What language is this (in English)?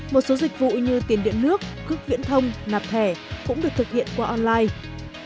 Vietnamese